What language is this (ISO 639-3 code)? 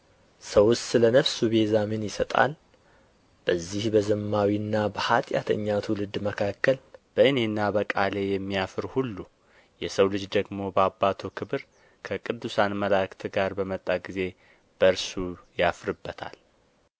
amh